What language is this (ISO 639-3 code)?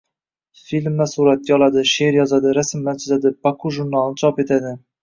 uzb